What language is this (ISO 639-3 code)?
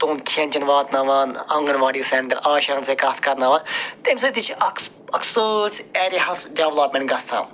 kas